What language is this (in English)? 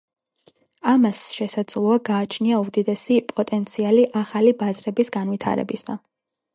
Georgian